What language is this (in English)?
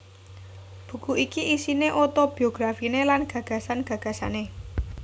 Javanese